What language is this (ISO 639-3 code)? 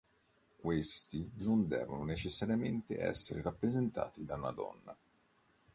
ita